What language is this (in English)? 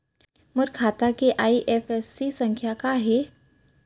Chhattisgarhi